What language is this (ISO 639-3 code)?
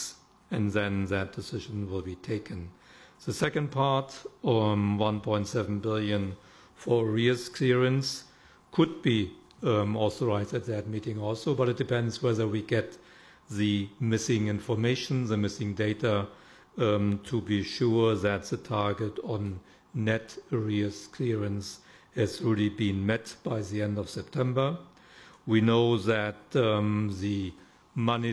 eng